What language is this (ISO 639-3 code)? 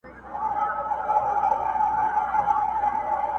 pus